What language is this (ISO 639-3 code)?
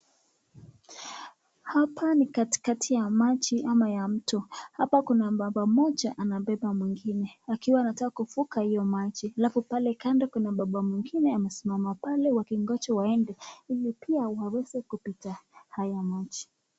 swa